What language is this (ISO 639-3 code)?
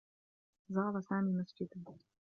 ara